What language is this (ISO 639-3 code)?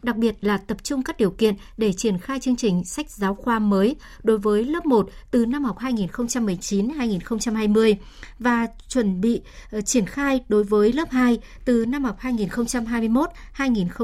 vie